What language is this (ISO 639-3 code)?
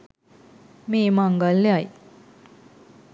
sin